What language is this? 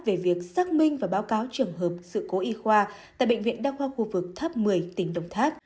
Vietnamese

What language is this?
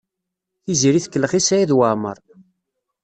Kabyle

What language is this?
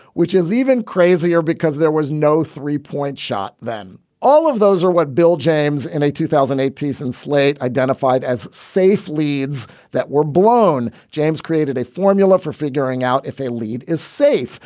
English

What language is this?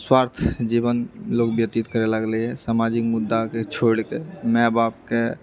Maithili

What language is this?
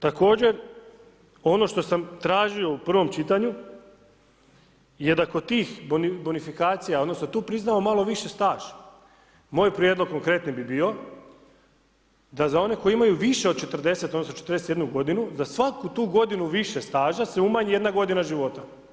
Croatian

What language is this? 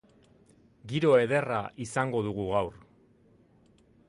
Basque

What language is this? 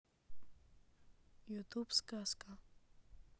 Russian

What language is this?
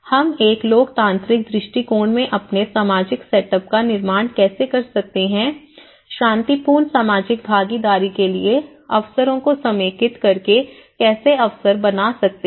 Hindi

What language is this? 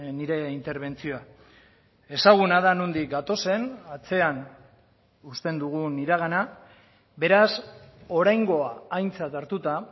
Basque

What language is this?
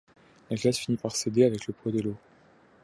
French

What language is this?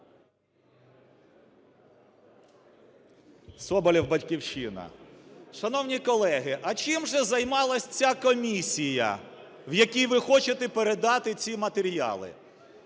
Ukrainian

